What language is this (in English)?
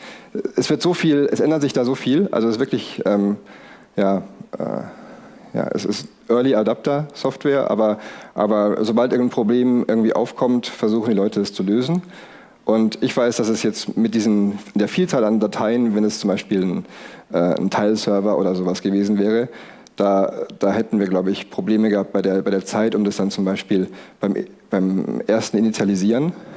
German